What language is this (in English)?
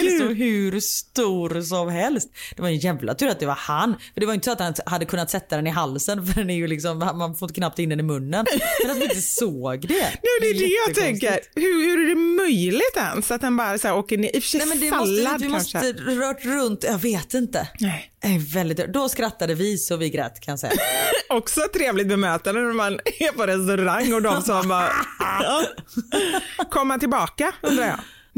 Swedish